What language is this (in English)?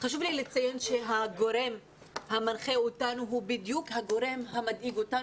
Hebrew